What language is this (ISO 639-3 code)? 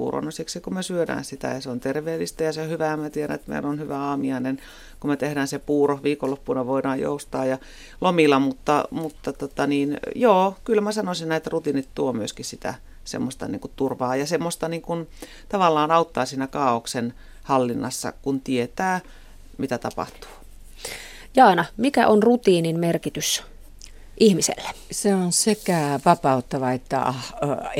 fin